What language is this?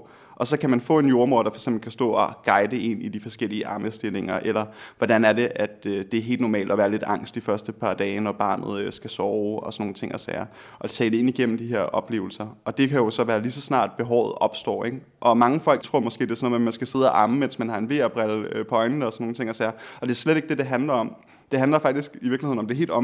Danish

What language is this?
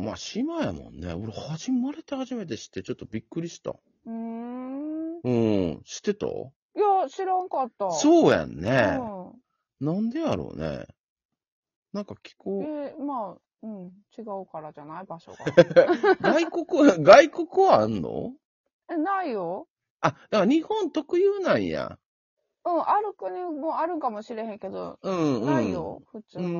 Japanese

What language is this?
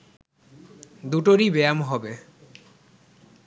Bangla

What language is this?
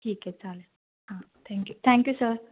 Marathi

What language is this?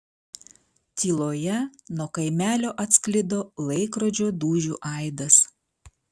Lithuanian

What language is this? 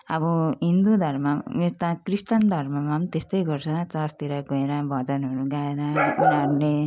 Nepali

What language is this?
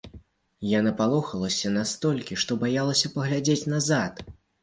Belarusian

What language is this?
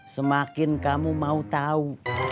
Indonesian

